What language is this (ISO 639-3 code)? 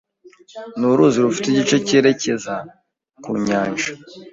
kin